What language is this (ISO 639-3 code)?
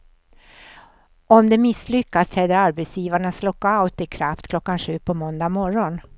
swe